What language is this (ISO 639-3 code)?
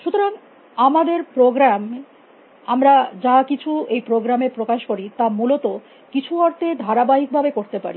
ben